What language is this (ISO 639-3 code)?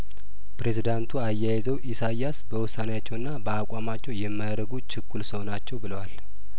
amh